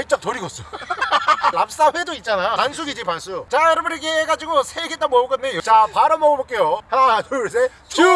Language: Korean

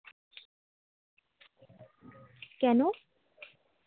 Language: Bangla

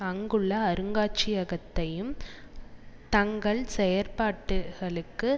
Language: Tamil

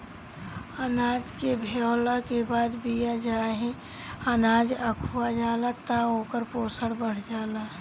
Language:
Bhojpuri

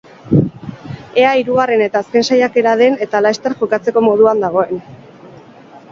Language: Basque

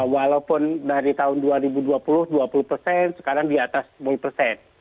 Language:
Indonesian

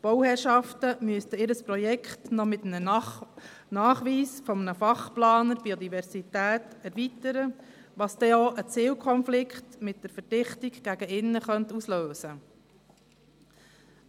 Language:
Swiss German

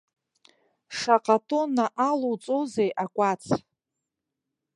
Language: Abkhazian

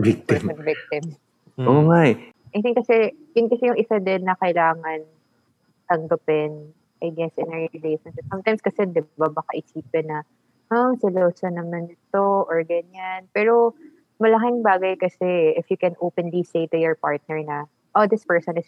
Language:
Filipino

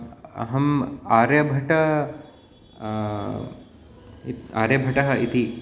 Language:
Sanskrit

